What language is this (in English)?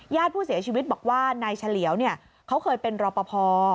Thai